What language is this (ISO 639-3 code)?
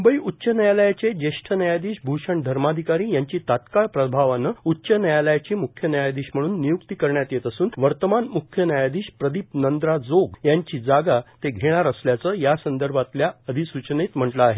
mar